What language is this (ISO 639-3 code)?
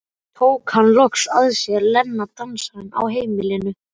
isl